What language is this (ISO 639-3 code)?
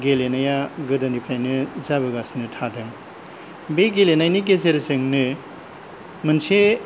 brx